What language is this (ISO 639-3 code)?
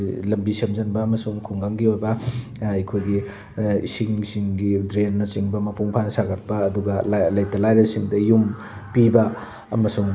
mni